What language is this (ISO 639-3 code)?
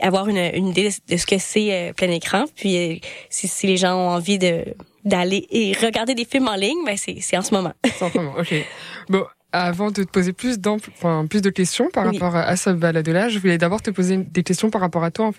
fra